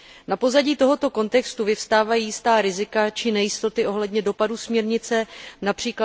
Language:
Czech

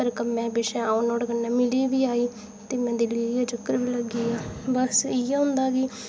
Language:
Dogri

